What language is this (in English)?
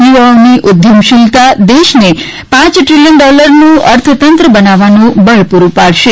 Gujarati